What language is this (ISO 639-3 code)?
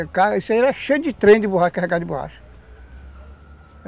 por